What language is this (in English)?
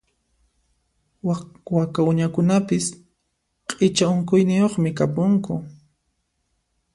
Puno Quechua